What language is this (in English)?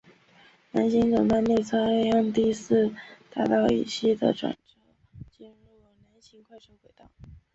Chinese